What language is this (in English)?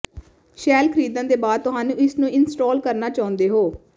Punjabi